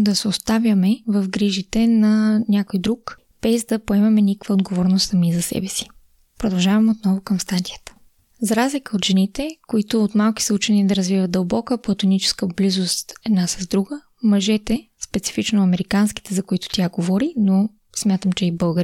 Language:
Bulgarian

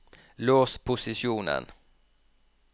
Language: Norwegian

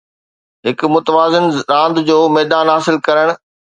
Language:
Sindhi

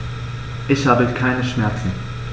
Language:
German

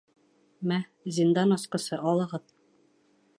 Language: Bashkir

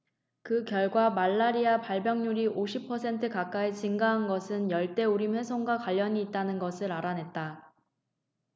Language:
Korean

